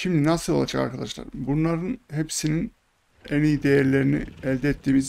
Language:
Turkish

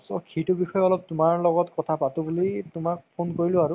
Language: Assamese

